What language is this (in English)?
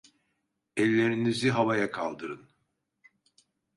Turkish